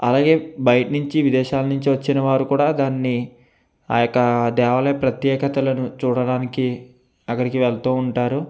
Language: Telugu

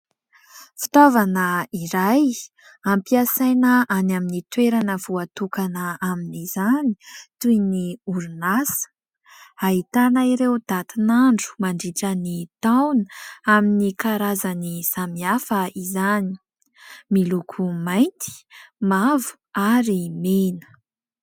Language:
Malagasy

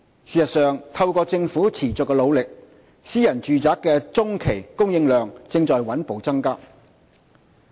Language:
Cantonese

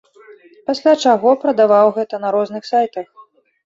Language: Belarusian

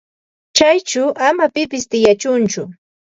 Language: Ambo-Pasco Quechua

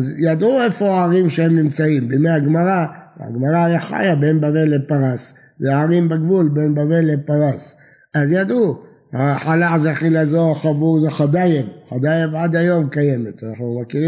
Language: Hebrew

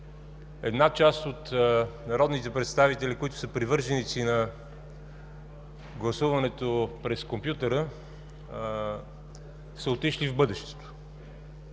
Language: Bulgarian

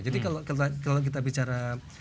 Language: Indonesian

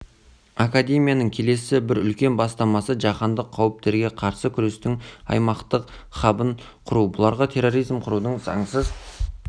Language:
Kazakh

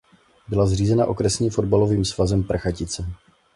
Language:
Czech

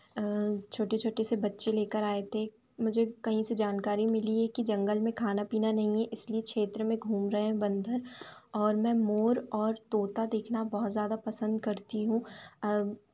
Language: Hindi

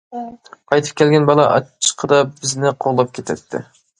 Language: Uyghur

